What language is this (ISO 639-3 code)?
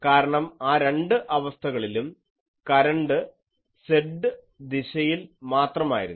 mal